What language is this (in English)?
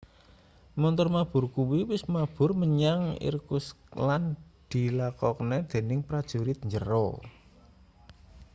Javanese